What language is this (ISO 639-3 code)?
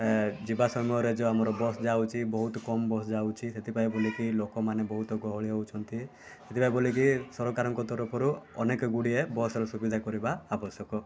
ori